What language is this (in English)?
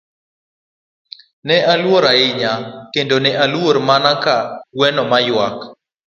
Luo (Kenya and Tanzania)